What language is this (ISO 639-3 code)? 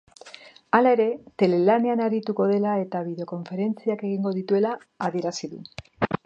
eus